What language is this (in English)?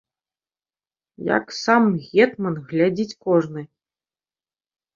Belarusian